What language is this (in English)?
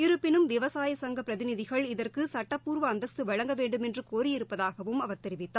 Tamil